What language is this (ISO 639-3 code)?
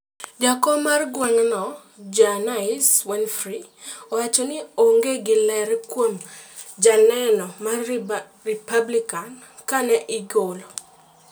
luo